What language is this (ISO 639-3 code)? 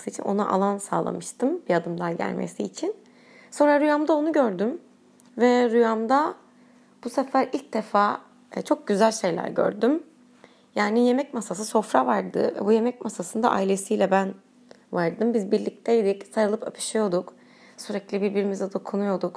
tur